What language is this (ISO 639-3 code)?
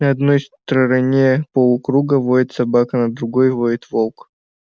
rus